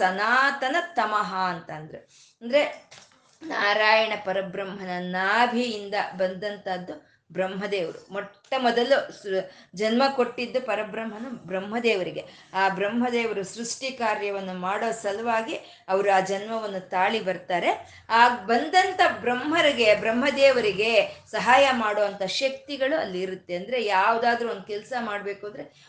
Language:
Kannada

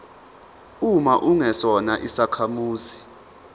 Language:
Zulu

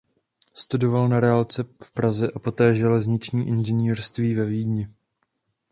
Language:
Czech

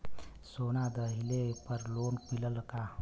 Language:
Bhojpuri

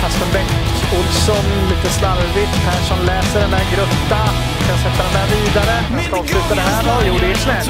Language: Swedish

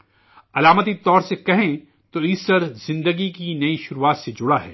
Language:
Urdu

